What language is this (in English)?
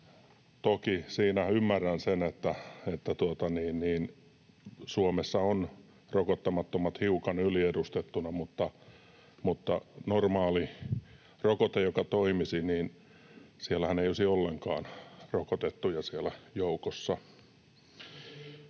Finnish